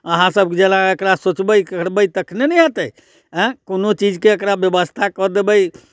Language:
Maithili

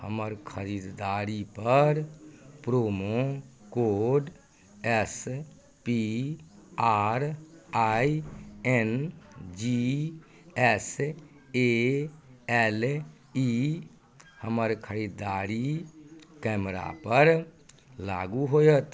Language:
Maithili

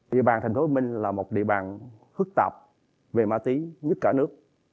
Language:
Vietnamese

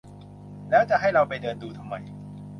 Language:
Thai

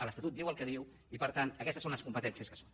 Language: Catalan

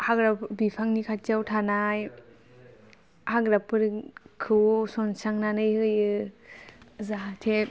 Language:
Bodo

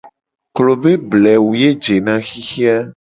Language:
Gen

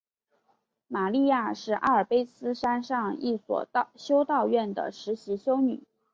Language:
Chinese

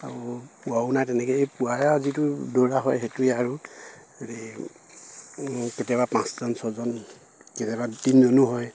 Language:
Assamese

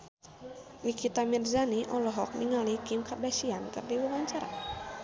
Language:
Sundanese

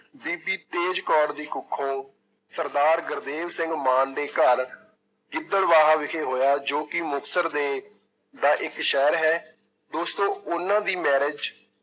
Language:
Punjabi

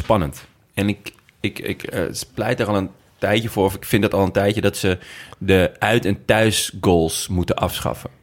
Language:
Dutch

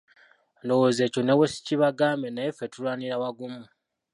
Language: Ganda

